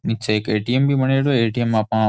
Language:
Rajasthani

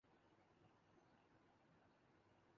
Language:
Urdu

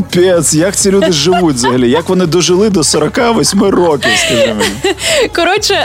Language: Ukrainian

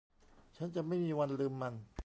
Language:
Thai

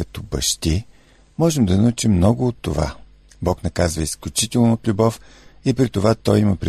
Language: Bulgarian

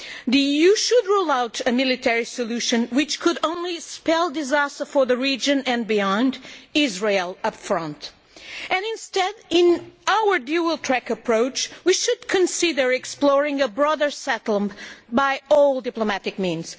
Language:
English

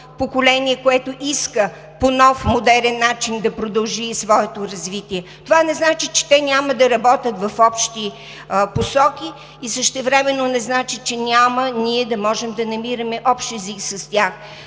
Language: Bulgarian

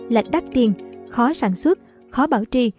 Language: Vietnamese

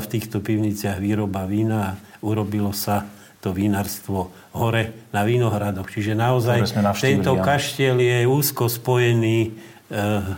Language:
Slovak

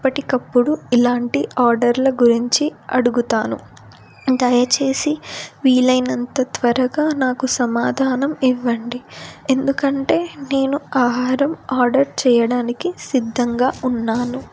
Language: Telugu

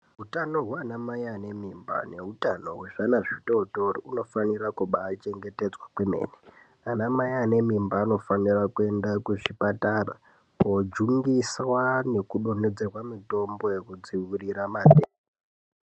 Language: Ndau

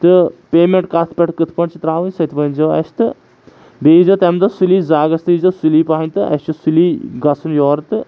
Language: Kashmiri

